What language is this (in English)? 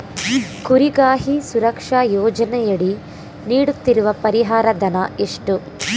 Kannada